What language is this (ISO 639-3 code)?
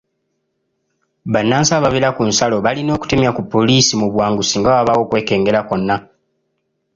lug